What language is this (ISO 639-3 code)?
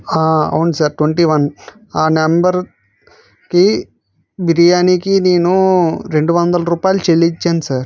tel